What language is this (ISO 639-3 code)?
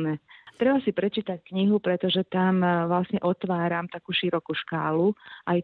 slk